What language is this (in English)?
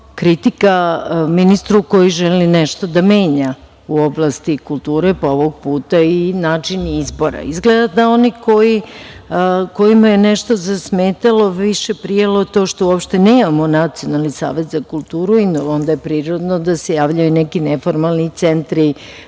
Serbian